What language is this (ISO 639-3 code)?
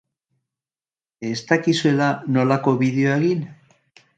eus